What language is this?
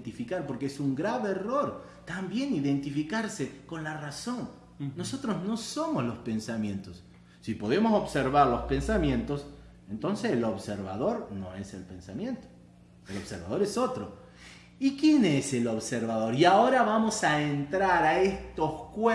Spanish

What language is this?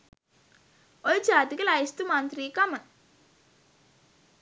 Sinhala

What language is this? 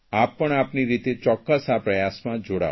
Gujarati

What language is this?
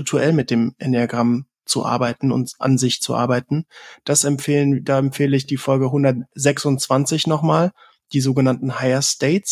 German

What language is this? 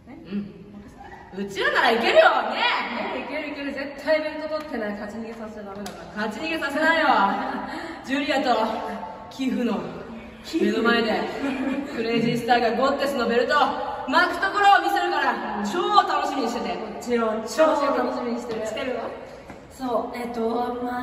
Japanese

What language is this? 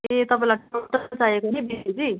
Nepali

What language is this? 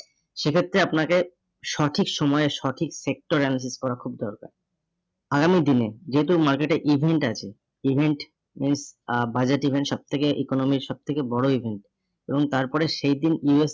Bangla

